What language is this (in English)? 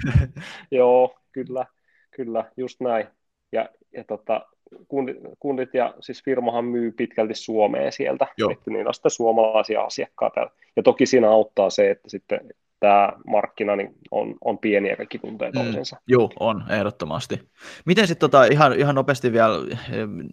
Finnish